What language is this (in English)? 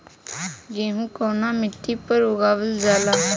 Bhojpuri